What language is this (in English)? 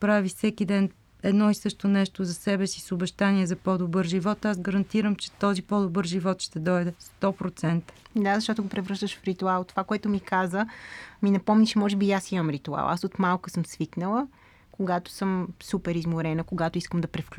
Bulgarian